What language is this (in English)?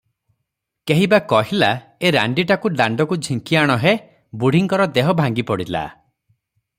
Odia